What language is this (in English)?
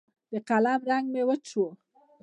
Pashto